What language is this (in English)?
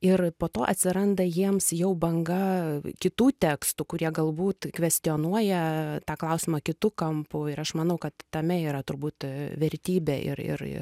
Lithuanian